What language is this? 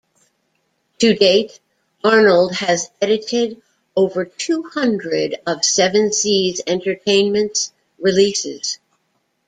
English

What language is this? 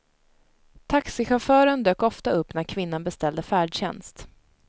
Swedish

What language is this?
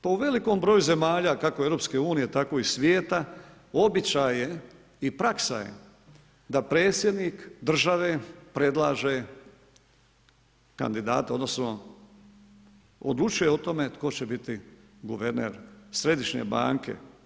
Croatian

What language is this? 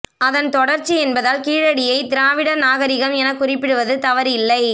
Tamil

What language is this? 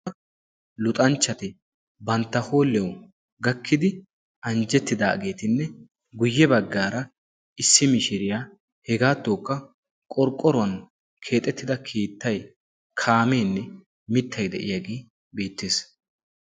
Wolaytta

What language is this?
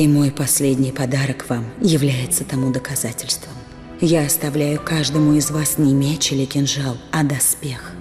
Russian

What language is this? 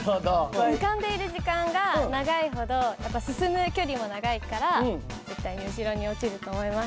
Japanese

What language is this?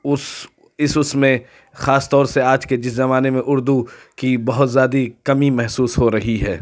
Urdu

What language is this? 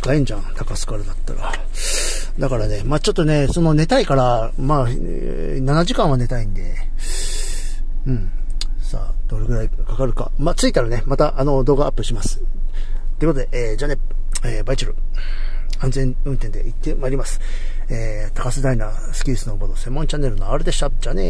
Japanese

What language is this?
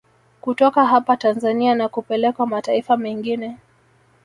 Swahili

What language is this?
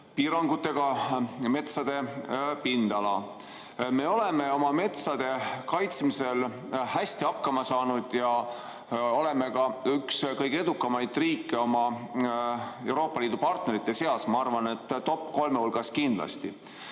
Estonian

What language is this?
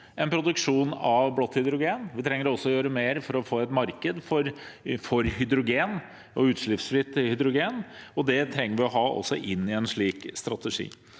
Norwegian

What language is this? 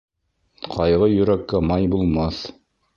Bashkir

